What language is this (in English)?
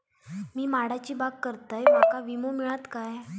Marathi